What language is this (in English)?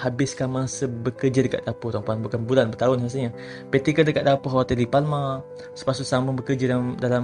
Malay